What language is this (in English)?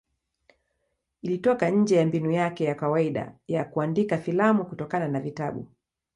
Swahili